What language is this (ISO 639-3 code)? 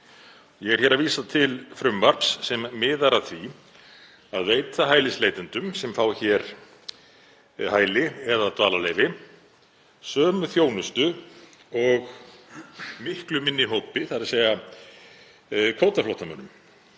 isl